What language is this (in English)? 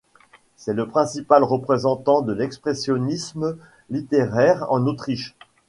French